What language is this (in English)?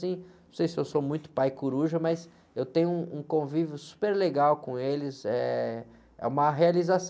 Portuguese